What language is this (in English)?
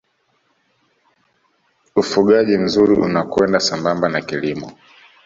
Swahili